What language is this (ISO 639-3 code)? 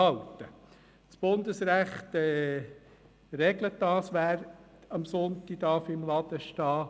gsw